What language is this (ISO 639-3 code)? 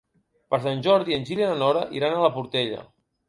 cat